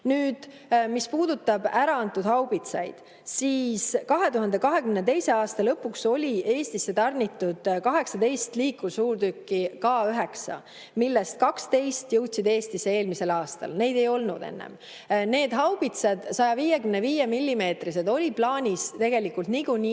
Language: Estonian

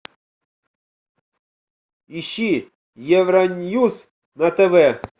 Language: Russian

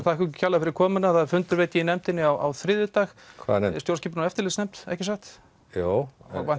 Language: Icelandic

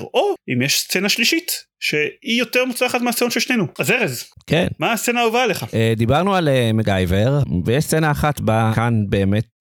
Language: Hebrew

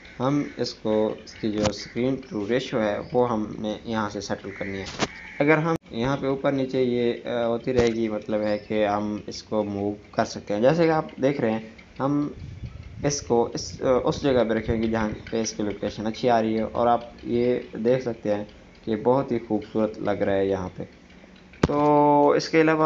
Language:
Hindi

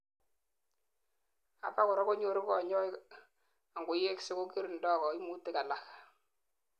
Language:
Kalenjin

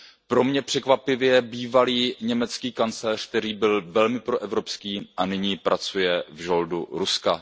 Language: Czech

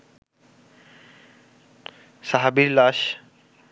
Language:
Bangla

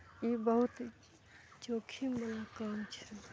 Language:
Maithili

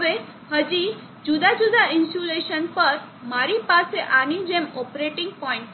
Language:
Gujarati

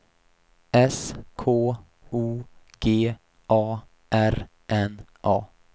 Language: Swedish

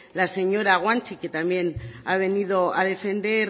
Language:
Spanish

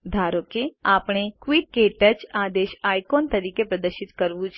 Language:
Gujarati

